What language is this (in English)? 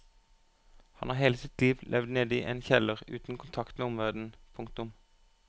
Norwegian